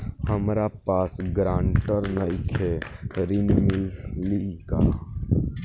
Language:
Bhojpuri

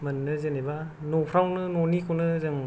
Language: Bodo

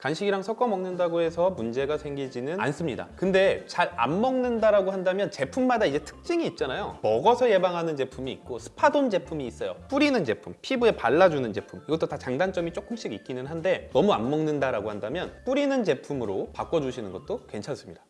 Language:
Korean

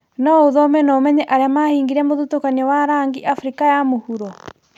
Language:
Kikuyu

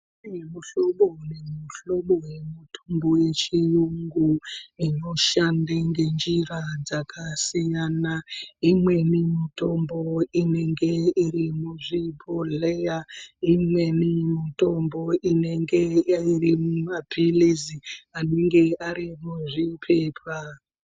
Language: Ndau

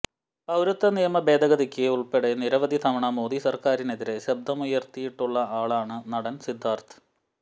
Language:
Malayalam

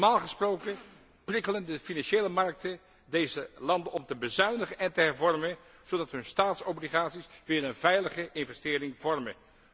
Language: Dutch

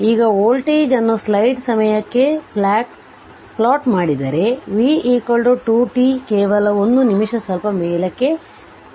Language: Kannada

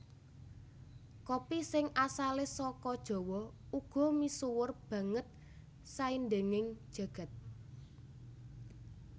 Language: Javanese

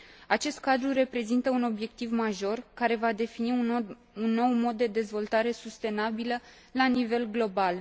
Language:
Romanian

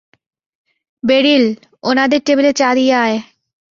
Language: Bangla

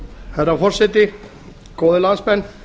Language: Icelandic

